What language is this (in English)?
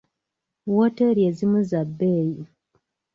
Ganda